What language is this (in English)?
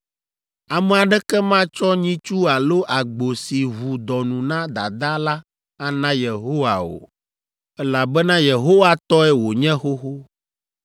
Ewe